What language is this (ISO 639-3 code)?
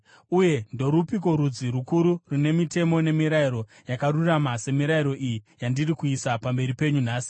sna